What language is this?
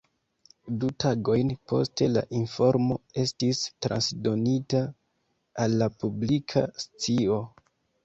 Esperanto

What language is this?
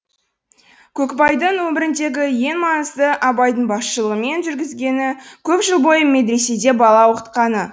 Kazakh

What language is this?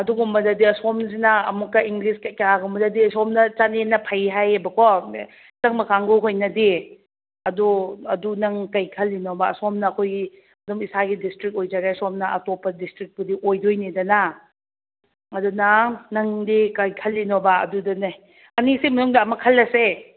Manipuri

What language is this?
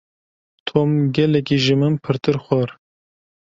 Kurdish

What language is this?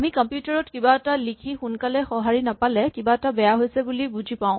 Assamese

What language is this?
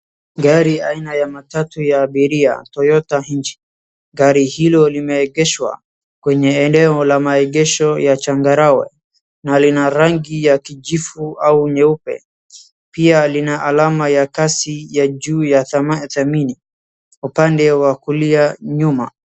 Swahili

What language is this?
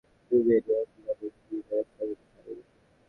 Bangla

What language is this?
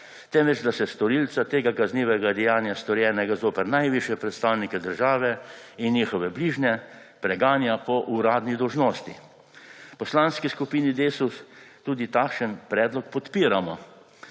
Slovenian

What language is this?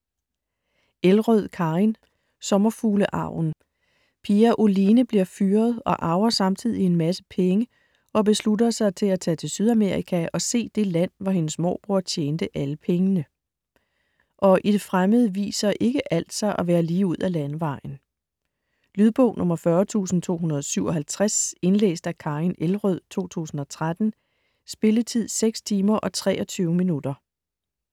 Danish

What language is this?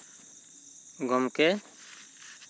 Santali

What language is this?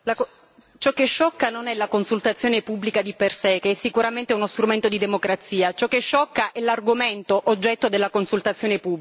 Italian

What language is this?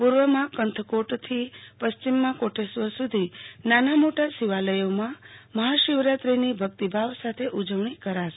Gujarati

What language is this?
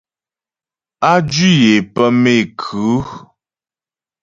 Ghomala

